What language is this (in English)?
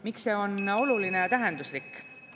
Estonian